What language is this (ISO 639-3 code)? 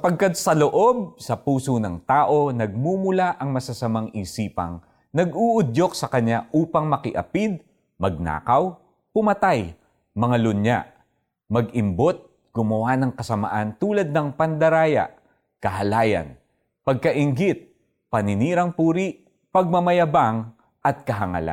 fil